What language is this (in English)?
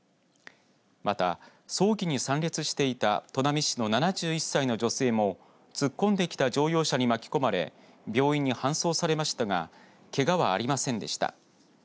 Japanese